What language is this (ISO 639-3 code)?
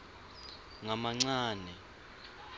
ssw